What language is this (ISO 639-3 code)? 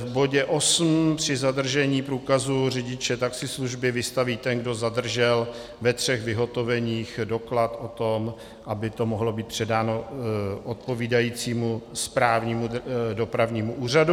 ces